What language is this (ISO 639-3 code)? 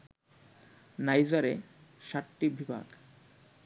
ben